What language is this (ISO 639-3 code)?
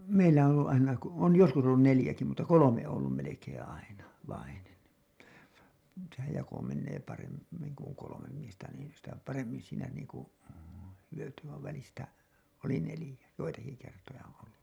fin